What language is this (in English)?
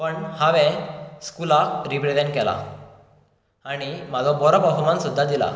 Konkani